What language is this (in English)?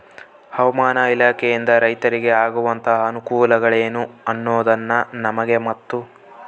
Kannada